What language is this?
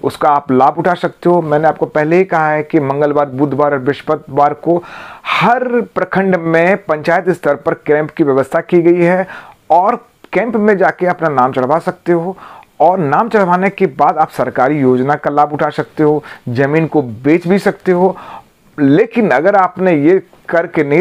Hindi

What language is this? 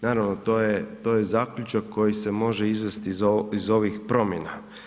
Croatian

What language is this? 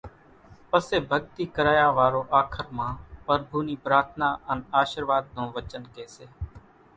Kachi Koli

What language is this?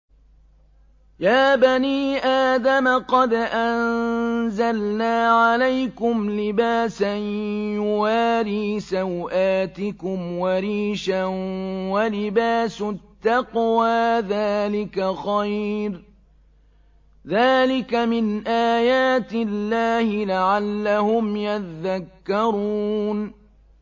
Arabic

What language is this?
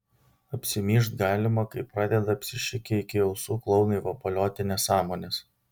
Lithuanian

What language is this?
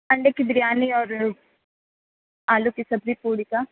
Urdu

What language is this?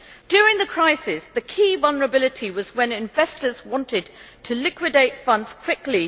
English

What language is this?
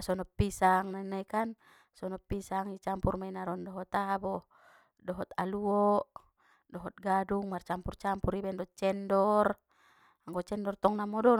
Batak Mandailing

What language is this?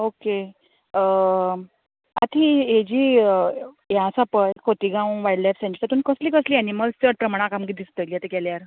Konkani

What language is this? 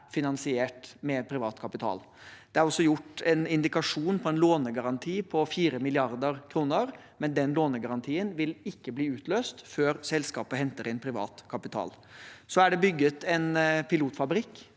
Norwegian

